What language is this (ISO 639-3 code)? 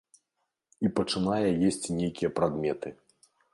bel